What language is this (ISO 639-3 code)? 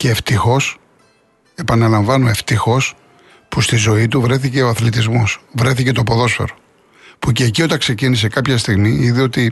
ell